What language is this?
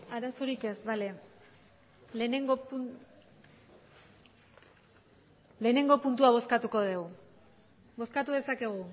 Basque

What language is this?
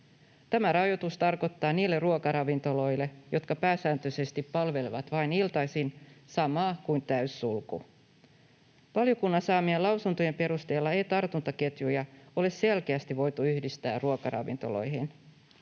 Finnish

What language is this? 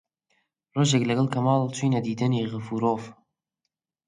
Central Kurdish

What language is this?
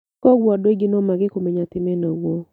Kikuyu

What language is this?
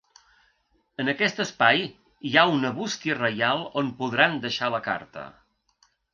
Catalan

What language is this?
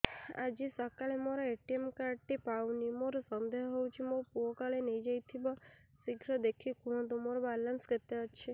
Odia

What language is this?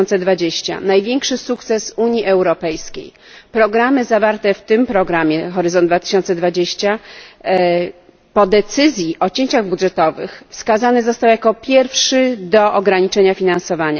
Polish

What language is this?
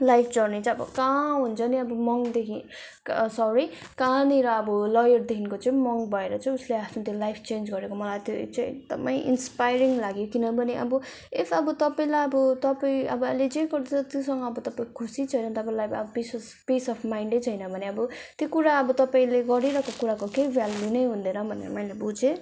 Nepali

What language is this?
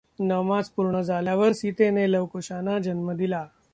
Marathi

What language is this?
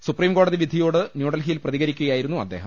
Malayalam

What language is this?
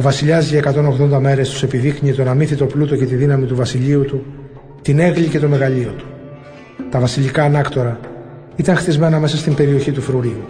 Greek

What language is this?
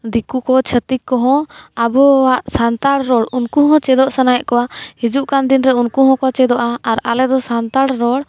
Santali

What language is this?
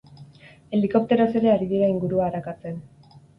Basque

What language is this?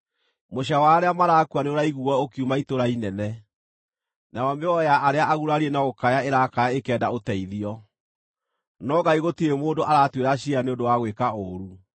Kikuyu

